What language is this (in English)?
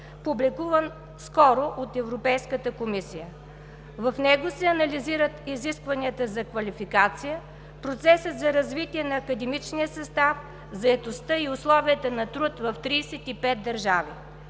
Bulgarian